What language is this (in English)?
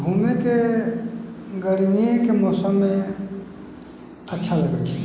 Maithili